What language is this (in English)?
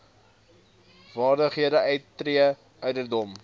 Afrikaans